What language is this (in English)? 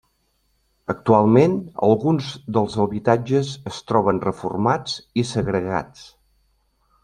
Catalan